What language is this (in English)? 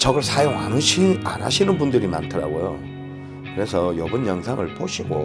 Korean